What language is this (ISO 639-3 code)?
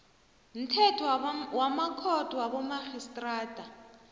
nbl